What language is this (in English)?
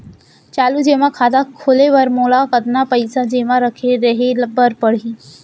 Chhattisgarhi